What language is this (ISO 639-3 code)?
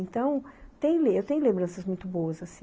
por